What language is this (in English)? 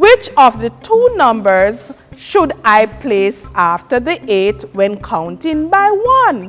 English